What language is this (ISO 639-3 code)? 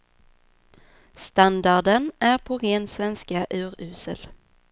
swe